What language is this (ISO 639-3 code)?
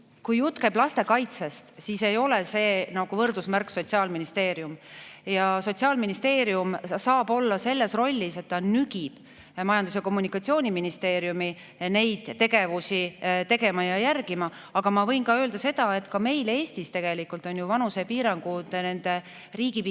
est